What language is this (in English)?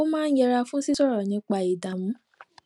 Yoruba